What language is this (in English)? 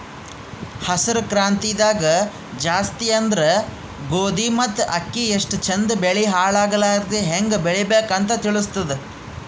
Kannada